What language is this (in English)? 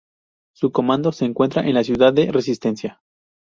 Spanish